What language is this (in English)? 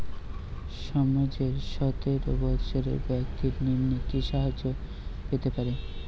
Bangla